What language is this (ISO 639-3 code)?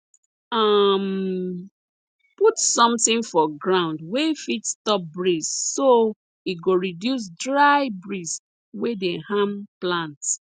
pcm